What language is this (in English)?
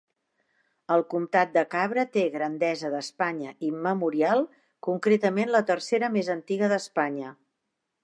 Catalan